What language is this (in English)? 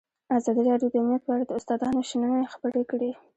Pashto